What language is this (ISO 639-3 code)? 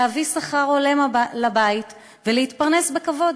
heb